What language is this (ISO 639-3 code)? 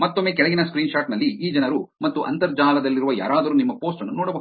kan